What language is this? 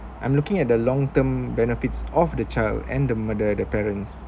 English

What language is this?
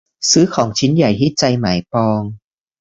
Thai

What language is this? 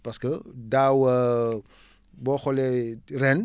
Wolof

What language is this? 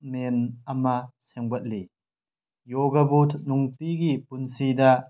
Manipuri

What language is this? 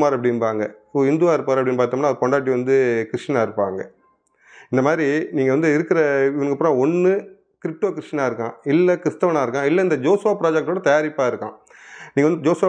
Romanian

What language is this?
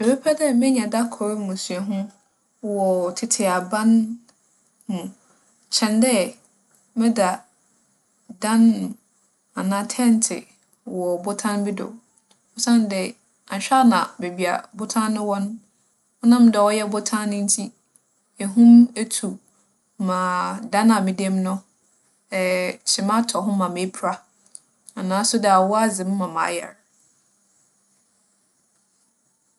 Akan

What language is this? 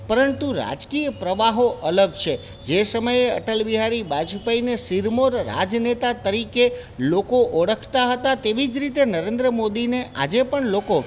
Gujarati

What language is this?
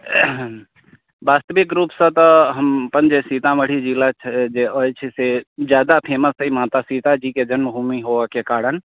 Maithili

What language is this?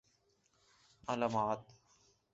Urdu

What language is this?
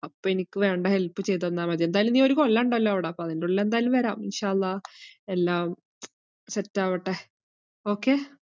Malayalam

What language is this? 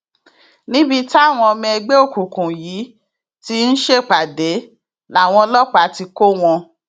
Yoruba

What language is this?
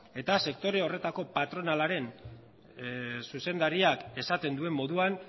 Basque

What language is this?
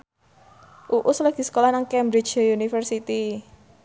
Javanese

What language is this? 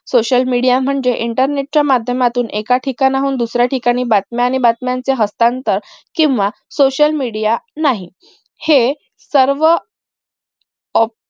Marathi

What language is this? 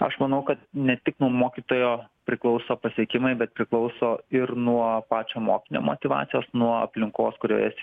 Lithuanian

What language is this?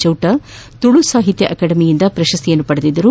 Kannada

